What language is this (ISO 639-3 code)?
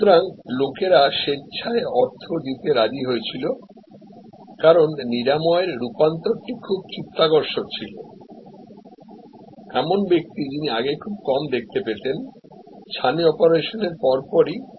ben